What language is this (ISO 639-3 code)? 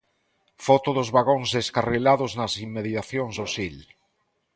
glg